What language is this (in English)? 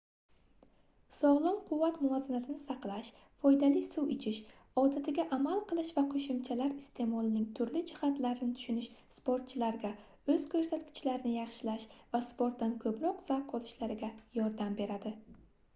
Uzbek